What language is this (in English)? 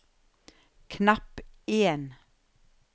Norwegian